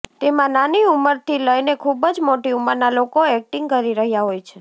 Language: Gujarati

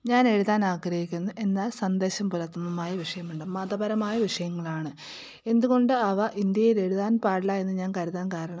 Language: Malayalam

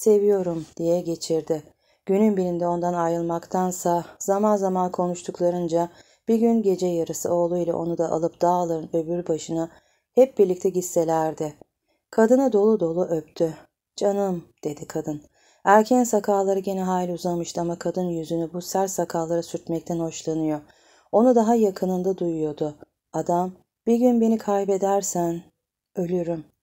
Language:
Turkish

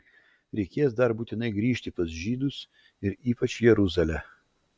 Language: Lithuanian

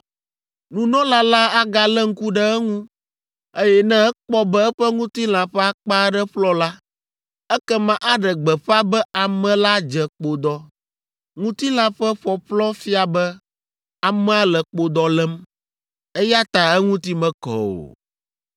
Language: Ewe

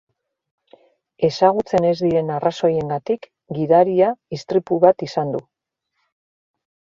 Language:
Basque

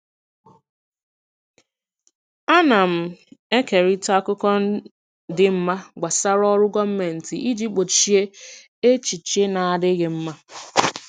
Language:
Igbo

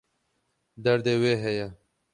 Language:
Kurdish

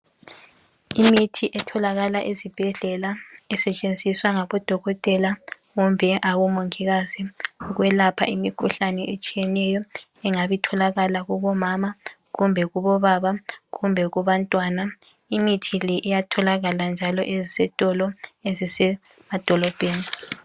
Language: North Ndebele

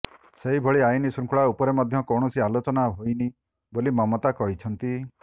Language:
Odia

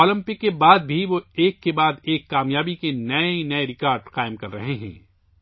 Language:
Urdu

